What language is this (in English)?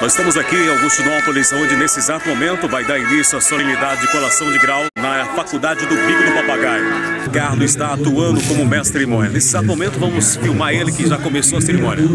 Portuguese